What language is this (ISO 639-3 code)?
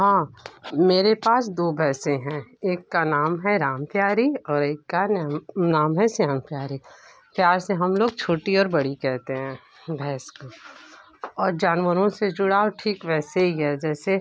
hin